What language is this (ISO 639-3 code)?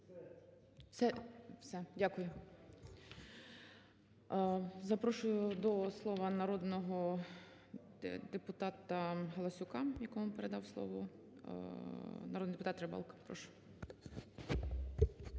ukr